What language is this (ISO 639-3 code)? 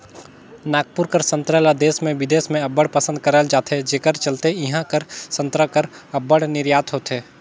hne